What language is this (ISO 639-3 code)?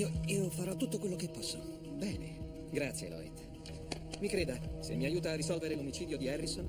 ita